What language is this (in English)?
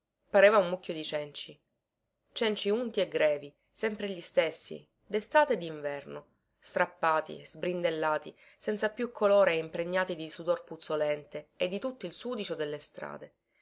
Italian